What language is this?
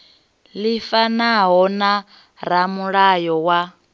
Venda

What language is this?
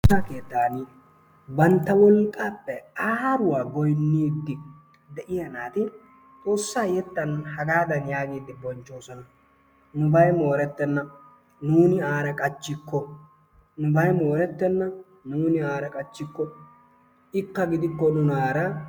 Wolaytta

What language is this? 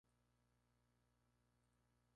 Spanish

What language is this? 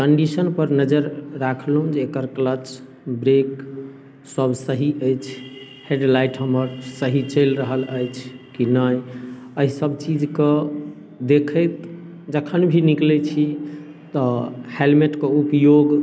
Maithili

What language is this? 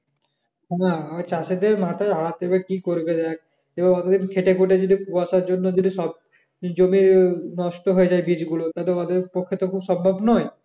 Bangla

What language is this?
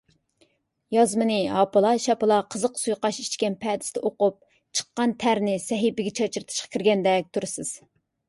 Uyghur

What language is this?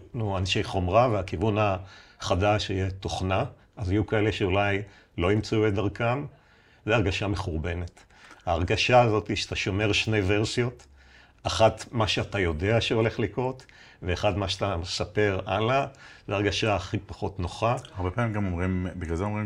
Hebrew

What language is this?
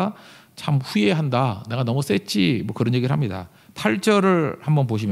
Korean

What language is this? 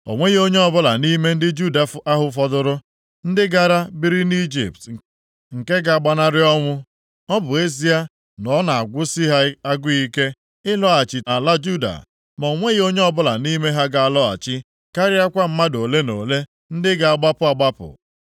Igbo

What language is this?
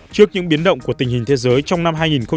Vietnamese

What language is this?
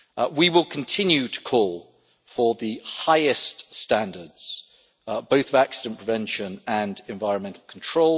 English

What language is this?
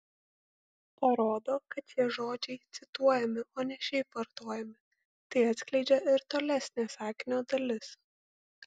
Lithuanian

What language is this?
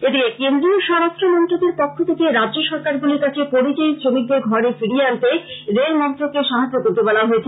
Bangla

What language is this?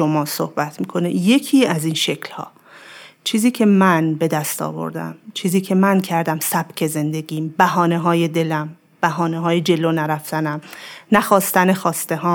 Persian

